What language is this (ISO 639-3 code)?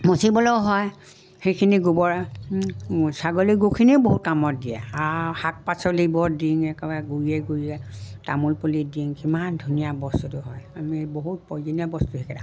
asm